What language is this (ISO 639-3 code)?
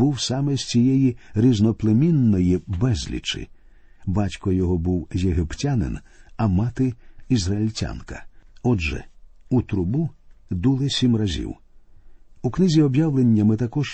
ukr